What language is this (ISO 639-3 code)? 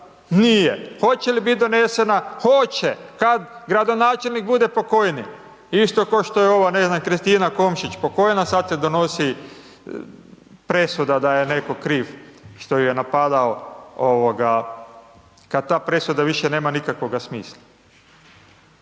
hrv